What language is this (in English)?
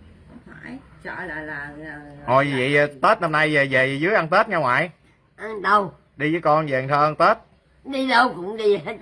Vietnamese